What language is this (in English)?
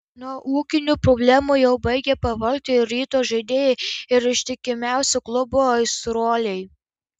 Lithuanian